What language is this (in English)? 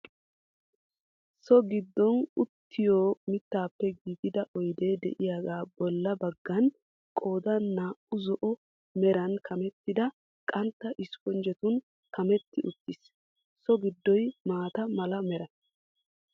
Wolaytta